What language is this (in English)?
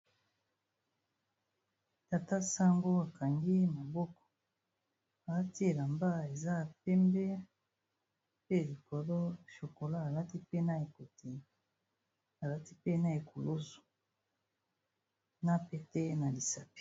Lingala